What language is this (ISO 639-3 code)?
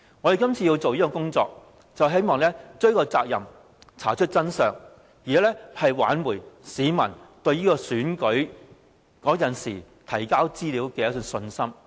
yue